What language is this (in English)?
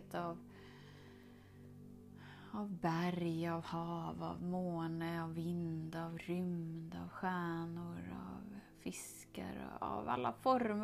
Swedish